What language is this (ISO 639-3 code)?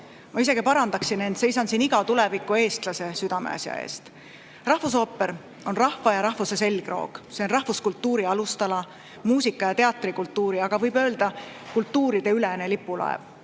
est